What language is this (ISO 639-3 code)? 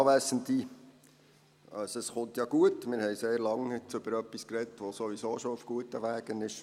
gsw